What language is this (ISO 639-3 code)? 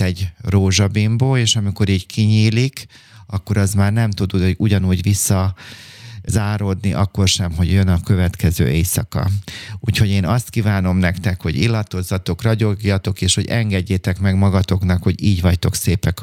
hun